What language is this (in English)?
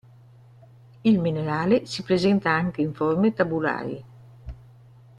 Italian